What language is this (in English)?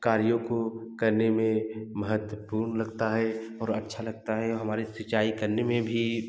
Hindi